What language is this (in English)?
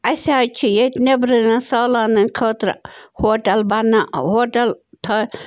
Kashmiri